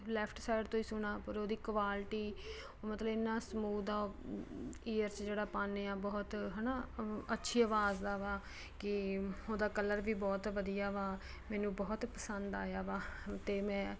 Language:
Punjabi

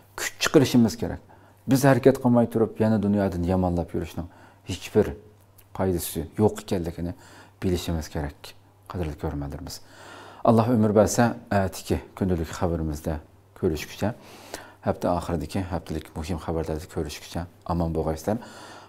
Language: Turkish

